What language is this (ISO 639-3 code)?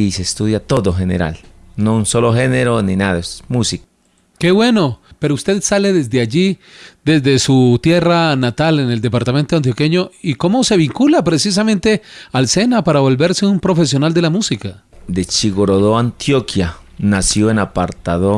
spa